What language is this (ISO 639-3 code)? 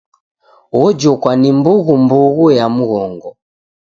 dav